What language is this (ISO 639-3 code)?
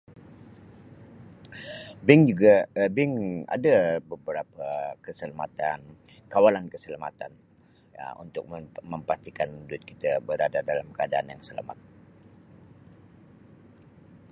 msi